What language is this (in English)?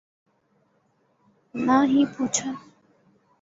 Urdu